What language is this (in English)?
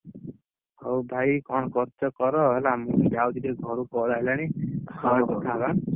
Odia